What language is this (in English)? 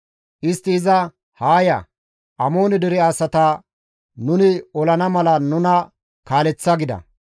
Gamo